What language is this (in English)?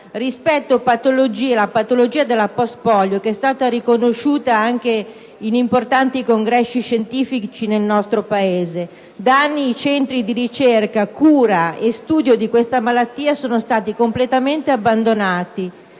Italian